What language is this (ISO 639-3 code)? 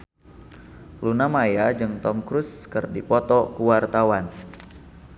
sun